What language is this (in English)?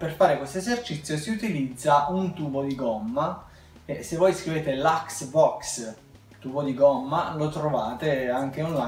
Italian